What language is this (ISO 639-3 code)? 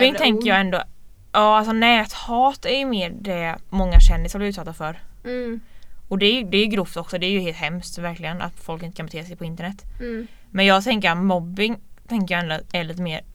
swe